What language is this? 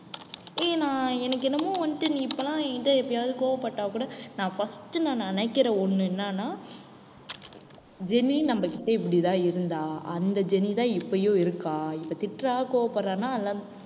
Tamil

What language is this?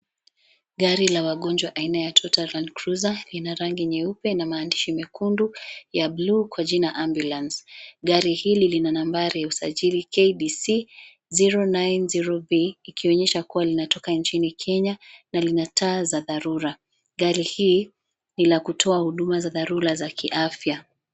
Swahili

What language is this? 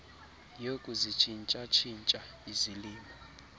Xhosa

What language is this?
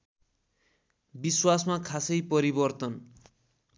Nepali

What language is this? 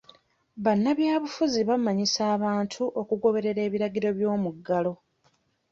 Ganda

